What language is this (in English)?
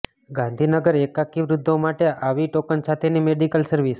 Gujarati